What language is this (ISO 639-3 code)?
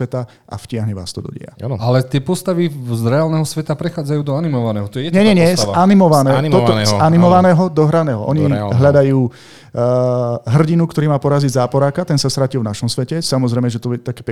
slk